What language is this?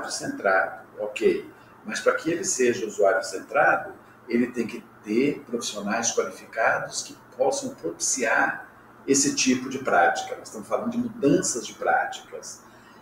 Portuguese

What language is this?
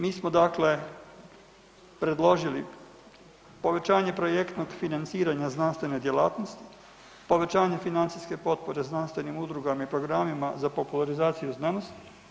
Croatian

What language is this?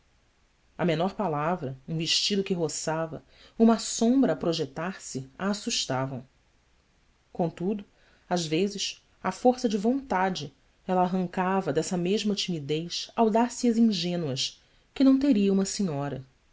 Portuguese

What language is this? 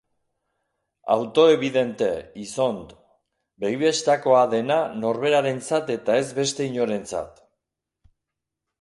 Basque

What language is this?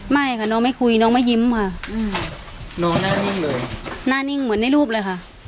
Thai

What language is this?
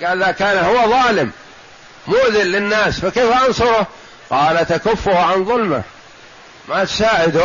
Arabic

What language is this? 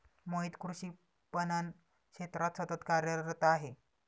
Marathi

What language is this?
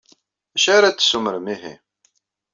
Kabyle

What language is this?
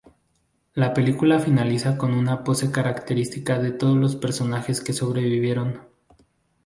Spanish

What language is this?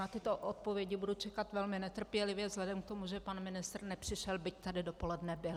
Czech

